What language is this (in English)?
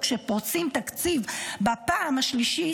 Hebrew